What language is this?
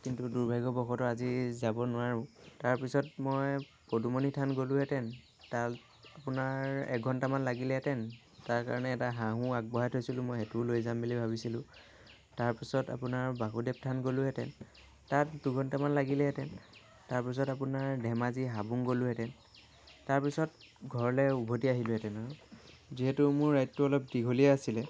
Assamese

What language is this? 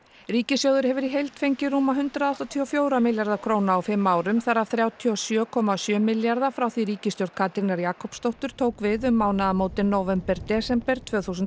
Icelandic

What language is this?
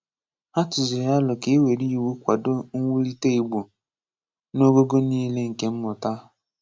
Igbo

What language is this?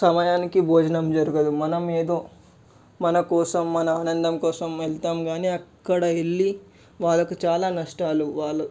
Telugu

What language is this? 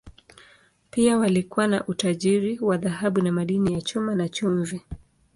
Swahili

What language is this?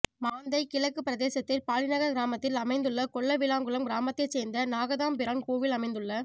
Tamil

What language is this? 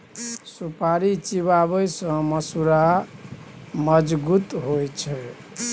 Maithili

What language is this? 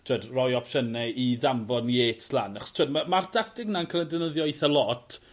Welsh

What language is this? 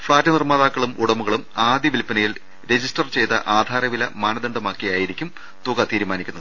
Malayalam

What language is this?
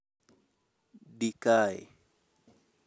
Luo (Kenya and Tanzania)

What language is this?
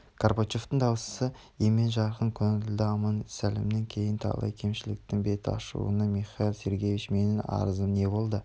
Kazakh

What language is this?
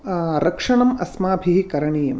Sanskrit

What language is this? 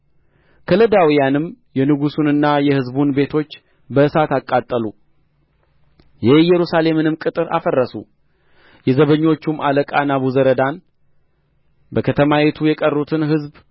Amharic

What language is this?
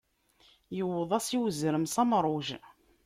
Kabyle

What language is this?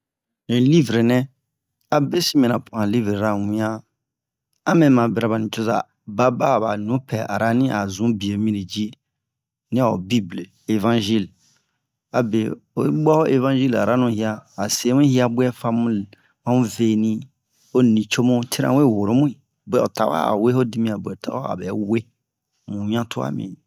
Bomu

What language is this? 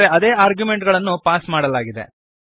Kannada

